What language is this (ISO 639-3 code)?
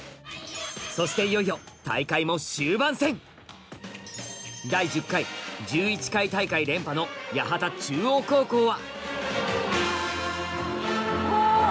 jpn